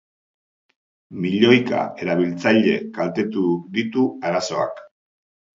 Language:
Basque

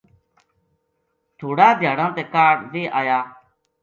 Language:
Gujari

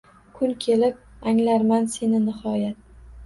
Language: Uzbek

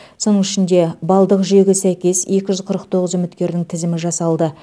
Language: Kazakh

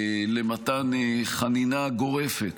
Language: Hebrew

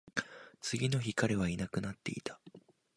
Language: Japanese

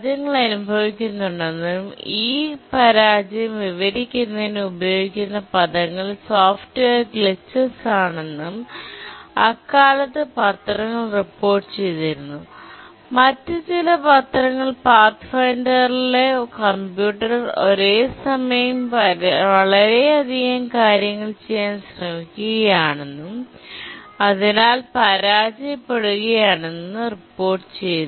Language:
Malayalam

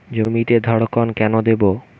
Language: Bangla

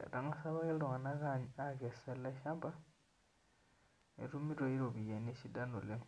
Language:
Masai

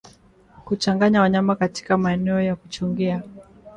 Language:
Swahili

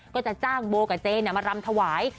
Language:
Thai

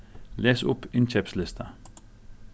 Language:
Faroese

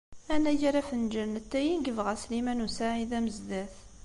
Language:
Kabyle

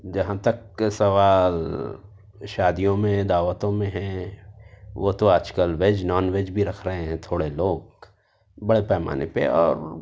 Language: Urdu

